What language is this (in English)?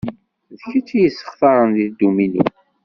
Kabyle